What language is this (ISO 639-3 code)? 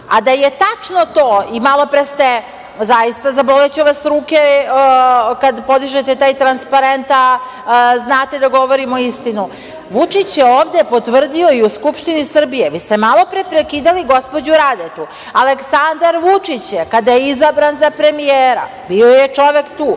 srp